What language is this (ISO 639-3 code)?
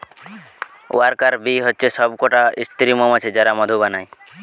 ben